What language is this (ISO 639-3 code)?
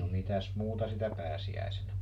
fin